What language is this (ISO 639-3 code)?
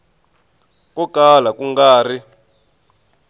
tso